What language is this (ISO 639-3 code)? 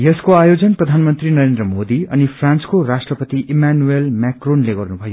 nep